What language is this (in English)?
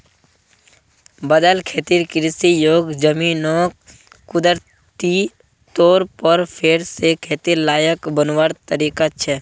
Magahi